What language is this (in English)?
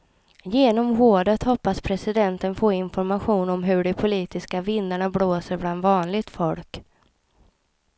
Swedish